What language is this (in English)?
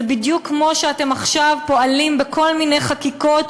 Hebrew